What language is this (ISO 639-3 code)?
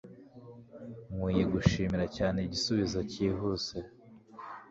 kin